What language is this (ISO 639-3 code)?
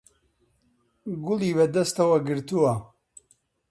ckb